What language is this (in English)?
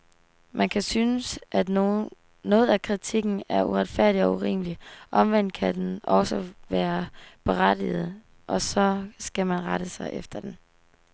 Danish